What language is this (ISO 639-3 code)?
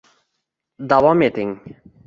uzb